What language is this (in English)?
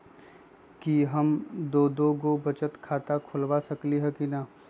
Magahi